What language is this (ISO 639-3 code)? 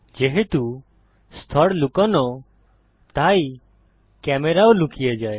ben